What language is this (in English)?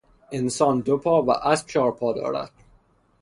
Persian